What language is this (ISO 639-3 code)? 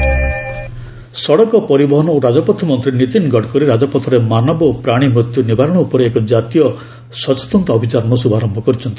ori